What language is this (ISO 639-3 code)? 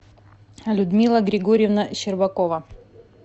rus